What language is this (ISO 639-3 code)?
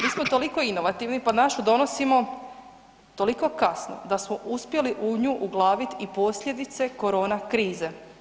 hrv